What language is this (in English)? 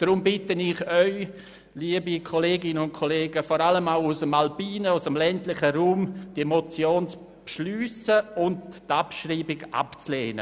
Swiss German